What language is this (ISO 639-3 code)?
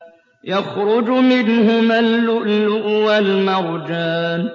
ara